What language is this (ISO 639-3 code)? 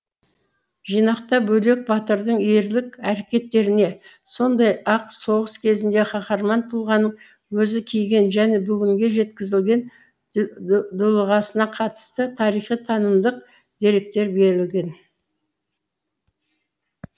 kaz